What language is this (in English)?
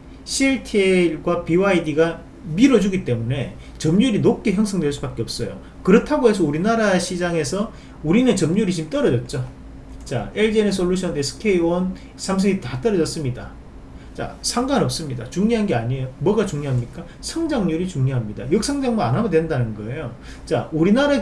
Korean